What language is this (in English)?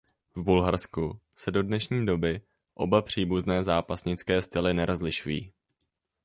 Czech